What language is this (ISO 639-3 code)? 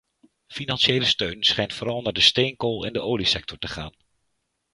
nld